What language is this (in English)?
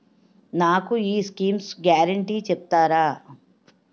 Telugu